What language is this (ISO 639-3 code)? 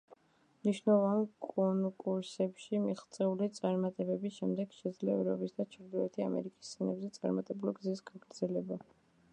kat